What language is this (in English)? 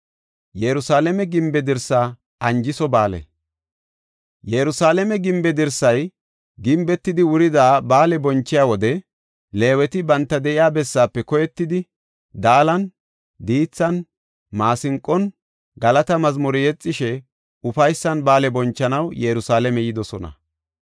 Gofa